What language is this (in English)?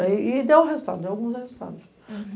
Portuguese